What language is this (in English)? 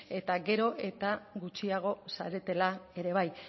Basque